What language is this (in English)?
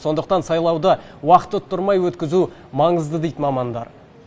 Kazakh